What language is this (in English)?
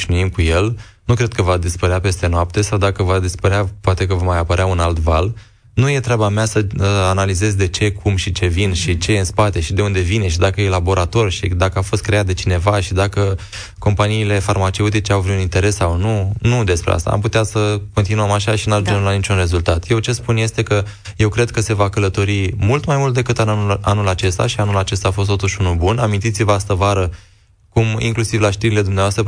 Romanian